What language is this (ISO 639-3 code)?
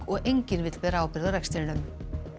isl